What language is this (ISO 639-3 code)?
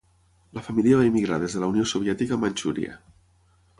cat